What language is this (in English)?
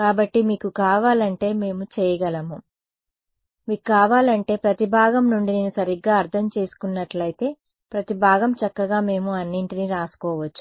Telugu